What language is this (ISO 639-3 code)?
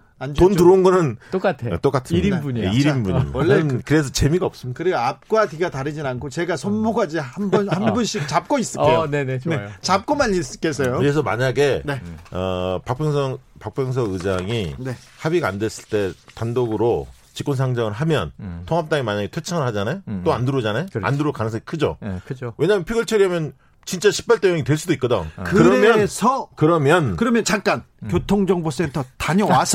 kor